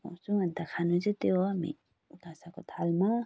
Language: Nepali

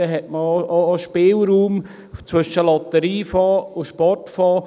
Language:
Swiss German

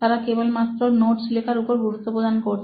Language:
Bangla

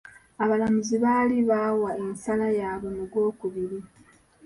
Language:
Ganda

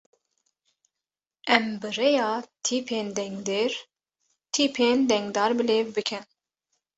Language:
Kurdish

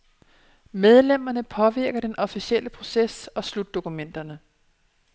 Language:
Danish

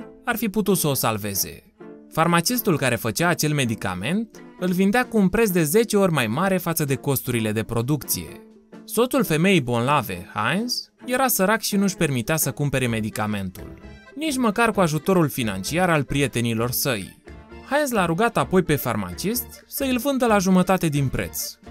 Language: Romanian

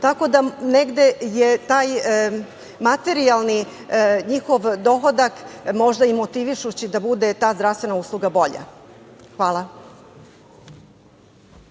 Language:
Serbian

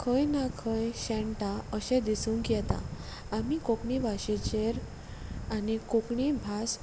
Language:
Konkani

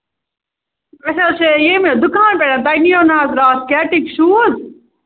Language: Kashmiri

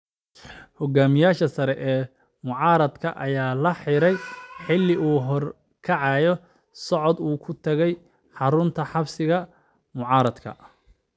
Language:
Somali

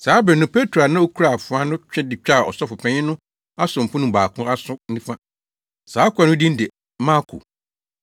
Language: Akan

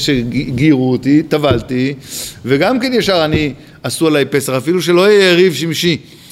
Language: Hebrew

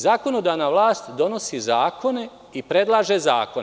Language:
Serbian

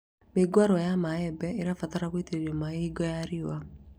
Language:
Kikuyu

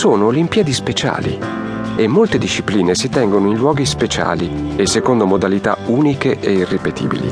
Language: Italian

